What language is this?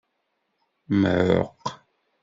Kabyle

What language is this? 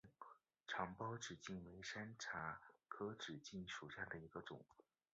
Chinese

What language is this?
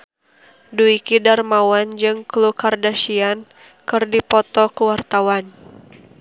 Sundanese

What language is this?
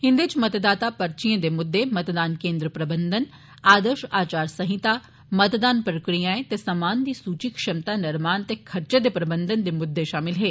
Dogri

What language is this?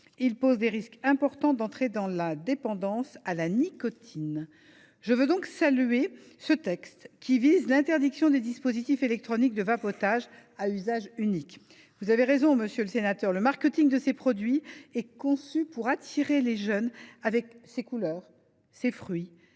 French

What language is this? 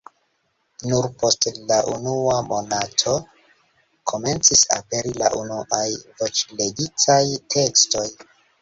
Esperanto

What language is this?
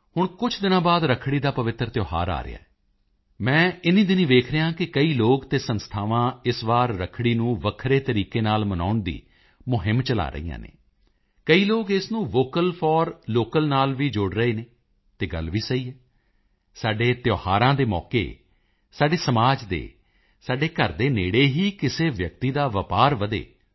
Punjabi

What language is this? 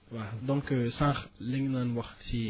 Wolof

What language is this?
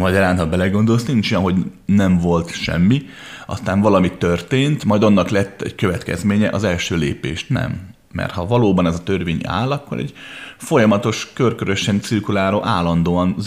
Hungarian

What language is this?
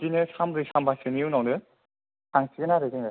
Bodo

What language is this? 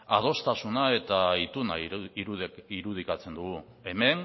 Basque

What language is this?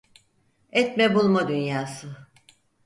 Turkish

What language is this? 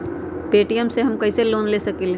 Magahi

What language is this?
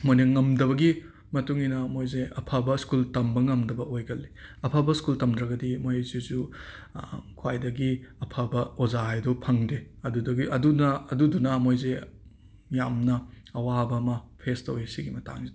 Manipuri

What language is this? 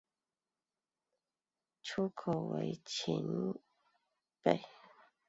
Chinese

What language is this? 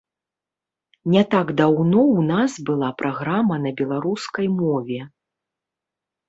Belarusian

